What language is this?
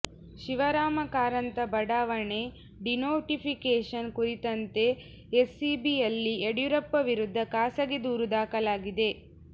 Kannada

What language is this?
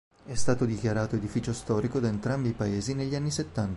Italian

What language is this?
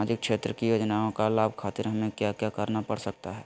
Magahi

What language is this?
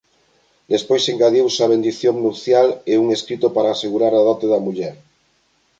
Galician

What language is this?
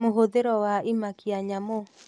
Kikuyu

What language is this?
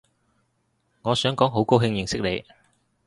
Cantonese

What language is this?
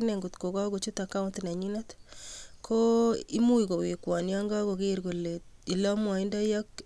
Kalenjin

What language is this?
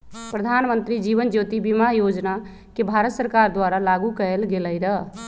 Magahi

